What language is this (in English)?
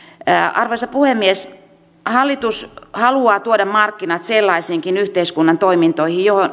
Finnish